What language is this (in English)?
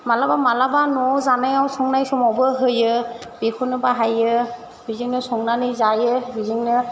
Bodo